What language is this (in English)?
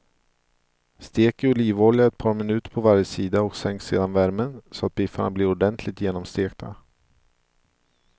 Swedish